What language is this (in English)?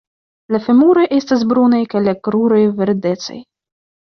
Esperanto